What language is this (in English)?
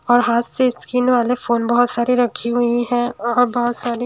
Hindi